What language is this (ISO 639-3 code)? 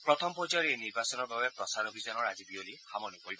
asm